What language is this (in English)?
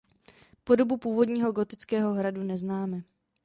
Czech